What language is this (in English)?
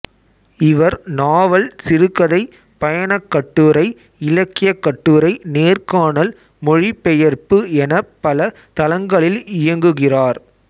Tamil